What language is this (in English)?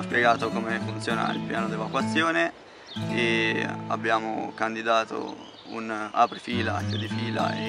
Italian